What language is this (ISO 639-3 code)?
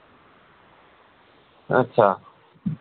doi